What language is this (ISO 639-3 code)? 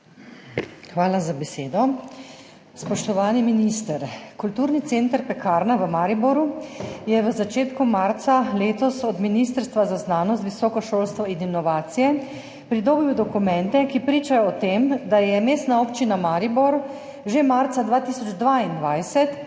slv